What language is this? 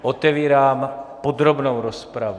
Czech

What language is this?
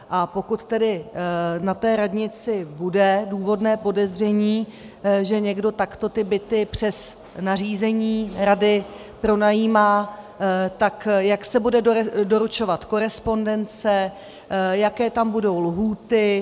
Czech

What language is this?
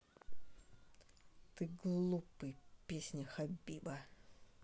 Russian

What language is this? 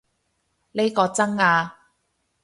Cantonese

